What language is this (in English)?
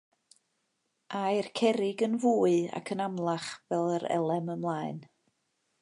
Welsh